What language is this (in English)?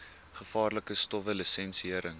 Afrikaans